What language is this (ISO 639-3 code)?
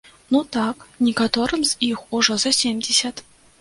bel